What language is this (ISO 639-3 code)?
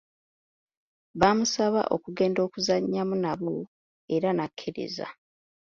lug